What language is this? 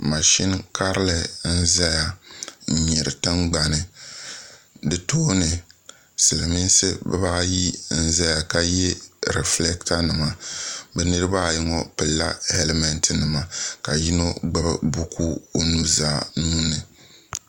Dagbani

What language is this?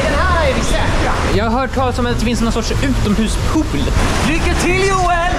Swedish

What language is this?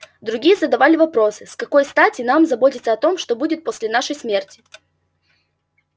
Russian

